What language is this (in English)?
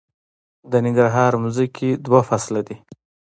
Pashto